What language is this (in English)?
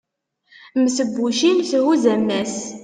Kabyle